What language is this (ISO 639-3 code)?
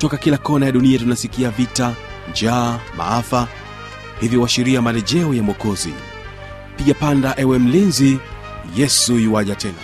swa